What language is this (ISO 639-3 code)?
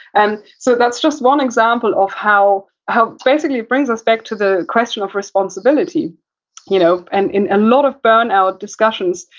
eng